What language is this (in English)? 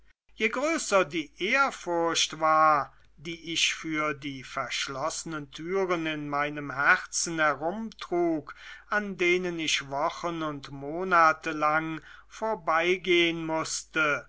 German